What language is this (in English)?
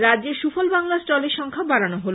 Bangla